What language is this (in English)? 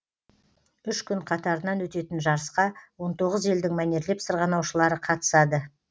Kazakh